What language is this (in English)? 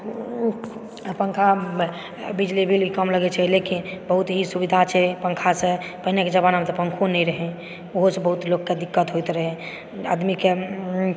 Maithili